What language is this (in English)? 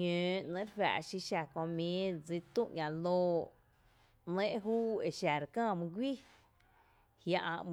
Tepinapa Chinantec